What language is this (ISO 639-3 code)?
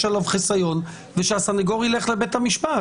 heb